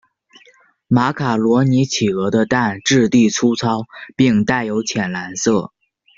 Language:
Chinese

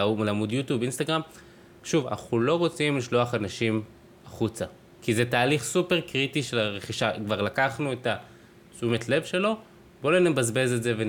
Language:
Hebrew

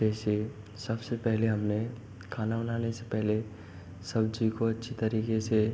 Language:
Hindi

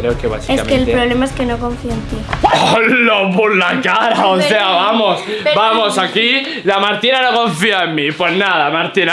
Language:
Spanish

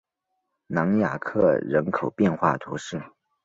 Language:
Chinese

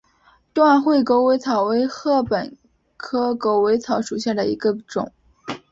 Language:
Chinese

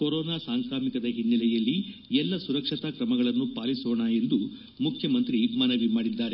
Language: Kannada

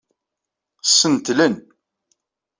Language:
Kabyle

